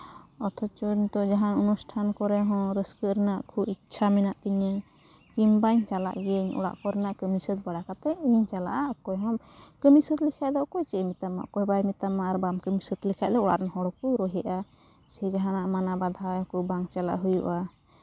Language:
Santali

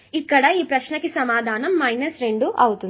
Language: Telugu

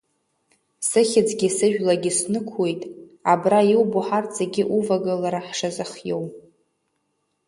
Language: Abkhazian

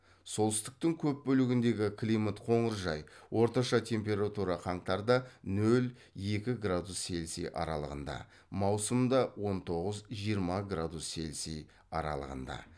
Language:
Kazakh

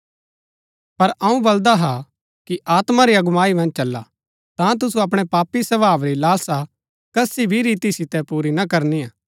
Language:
Gaddi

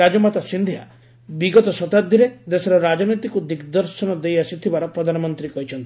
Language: Odia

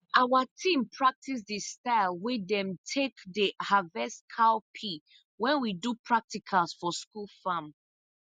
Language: Nigerian Pidgin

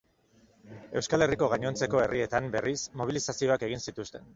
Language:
Basque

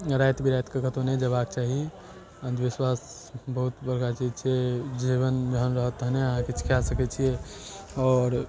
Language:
Maithili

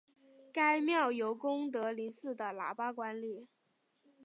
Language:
Chinese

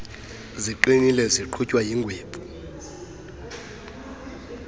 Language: Xhosa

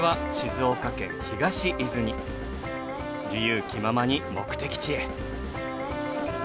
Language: Japanese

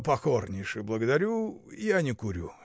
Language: Russian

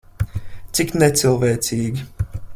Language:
Latvian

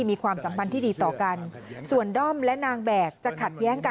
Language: Thai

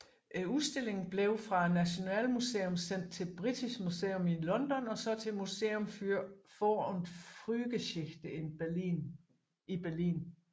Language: Danish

